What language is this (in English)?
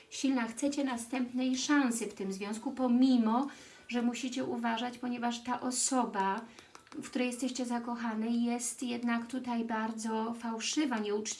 Polish